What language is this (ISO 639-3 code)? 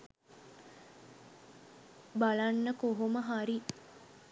sin